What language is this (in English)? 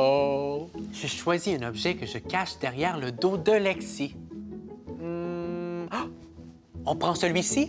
French